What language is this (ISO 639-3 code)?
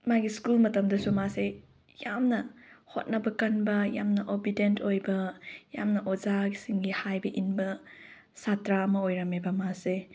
mni